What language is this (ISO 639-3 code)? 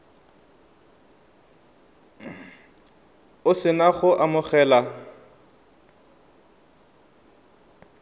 tsn